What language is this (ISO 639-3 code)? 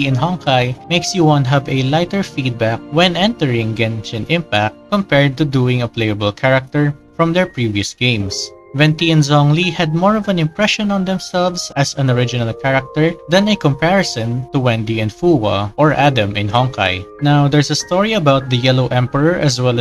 eng